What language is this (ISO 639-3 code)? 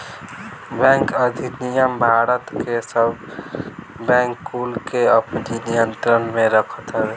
bho